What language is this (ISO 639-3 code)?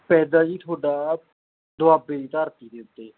pan